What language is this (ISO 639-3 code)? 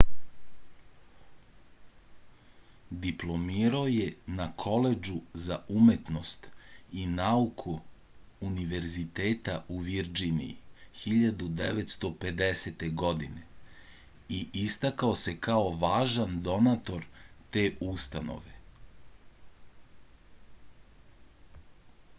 srp